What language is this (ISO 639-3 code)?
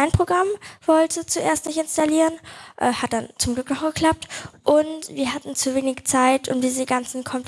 deu